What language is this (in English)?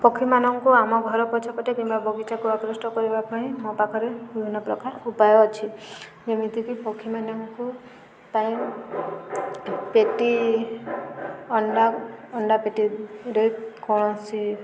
Odia